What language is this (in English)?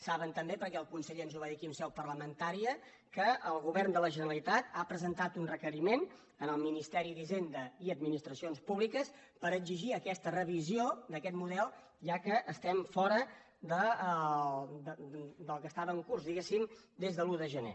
Catalan